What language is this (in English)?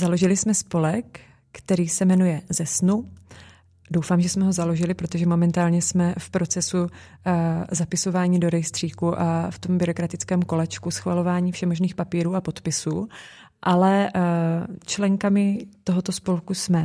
Czech